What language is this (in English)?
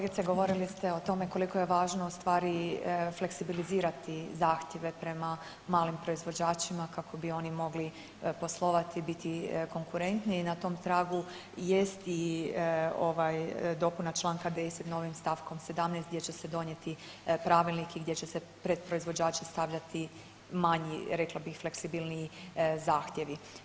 Croatian